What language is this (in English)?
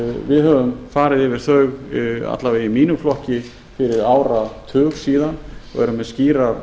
Icelandic